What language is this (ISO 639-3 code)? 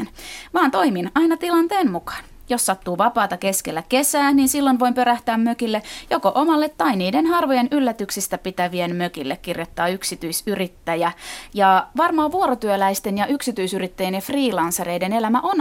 fin